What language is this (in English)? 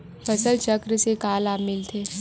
Chhattisgarhi